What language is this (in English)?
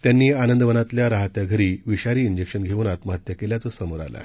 Marathi